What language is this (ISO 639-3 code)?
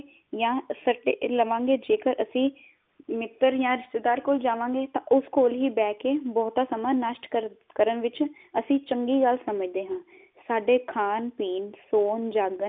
pan